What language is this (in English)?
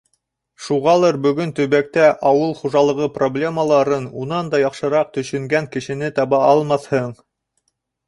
Bashkir